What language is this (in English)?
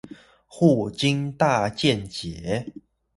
Chinese